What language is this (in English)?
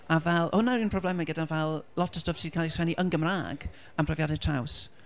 Welsh